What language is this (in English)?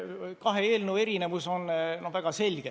Estonian